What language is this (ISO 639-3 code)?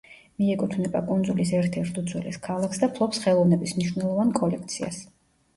kat